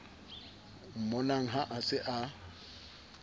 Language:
Southern Sotho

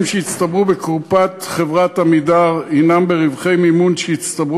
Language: Hebrew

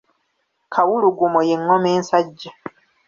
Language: Ganda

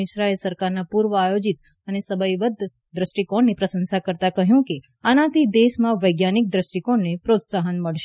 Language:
Gujarati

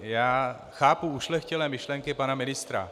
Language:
Czech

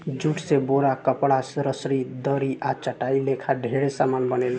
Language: Bhojpuri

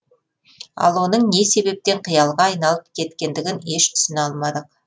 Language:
Kazakh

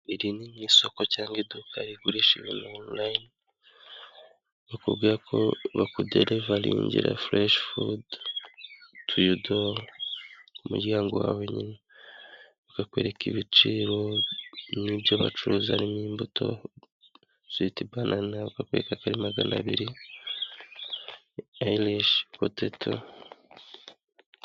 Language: Kinyarwanda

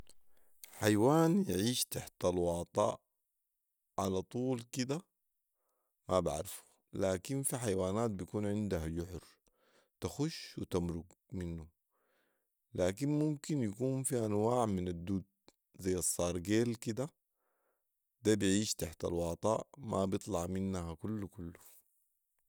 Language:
Sudanese Arabic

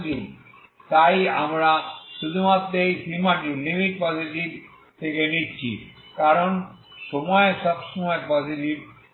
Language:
Bangla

